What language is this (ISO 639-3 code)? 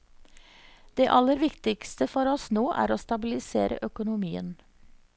nor